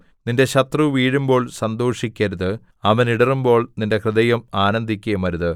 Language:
Malayalam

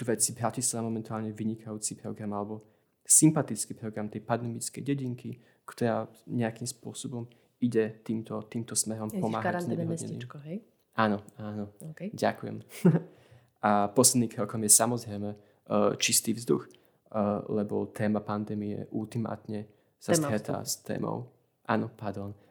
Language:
Slovak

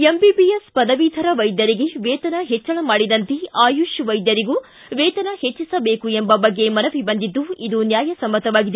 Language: Kannada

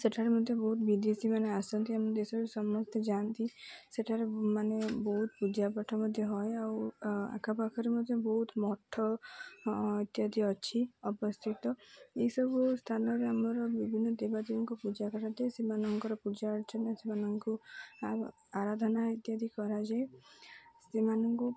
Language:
Odia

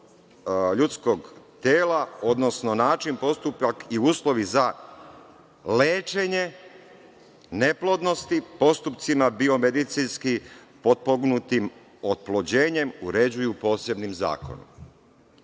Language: Serbian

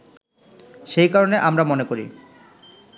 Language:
Bangla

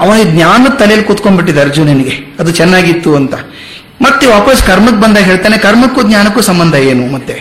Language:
Kannada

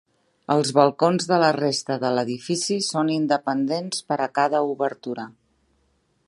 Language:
Catalan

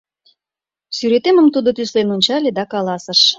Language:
Mari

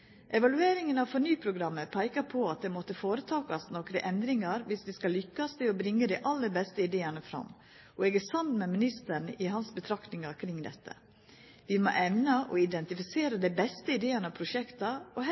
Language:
Norwegian Nynorsk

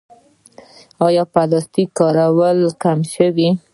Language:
Pashto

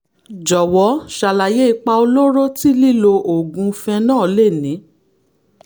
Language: Yoruba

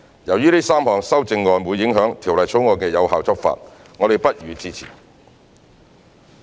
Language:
Cantonese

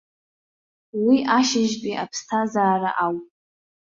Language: Abkhazian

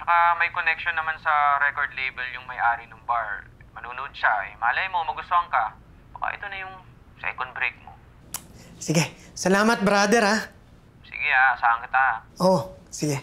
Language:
Filipino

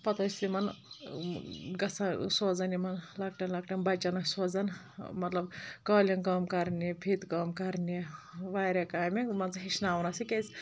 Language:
Kashmiri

